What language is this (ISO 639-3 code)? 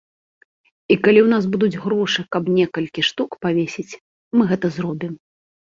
bel